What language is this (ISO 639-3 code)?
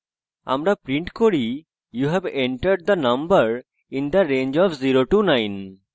ben